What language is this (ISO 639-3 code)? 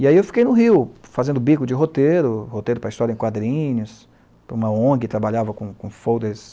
por